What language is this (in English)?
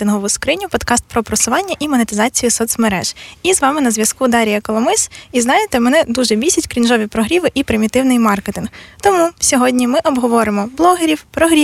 Ukrainian